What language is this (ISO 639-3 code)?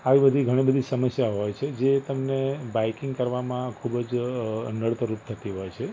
guj